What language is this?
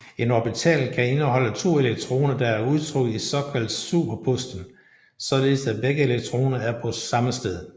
Danish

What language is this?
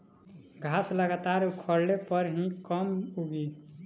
Bhojpuri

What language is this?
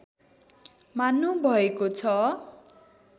Nepali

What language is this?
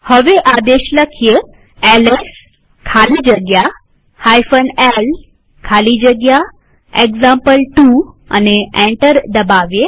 Gujarati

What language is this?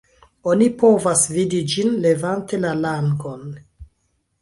Esperanto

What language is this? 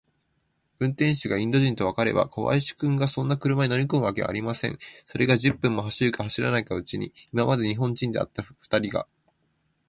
Japanese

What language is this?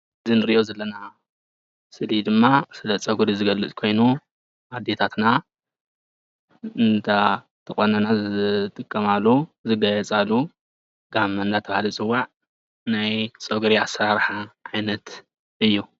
Tigrinya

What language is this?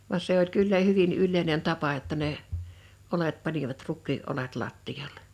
Finnish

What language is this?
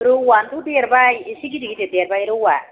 Bodo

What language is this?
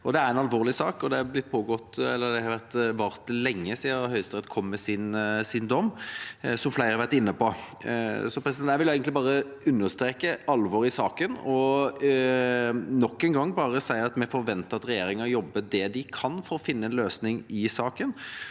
Norwegian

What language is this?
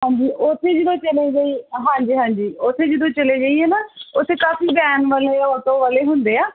Punjabi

